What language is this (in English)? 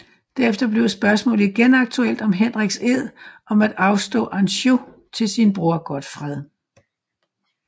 Danish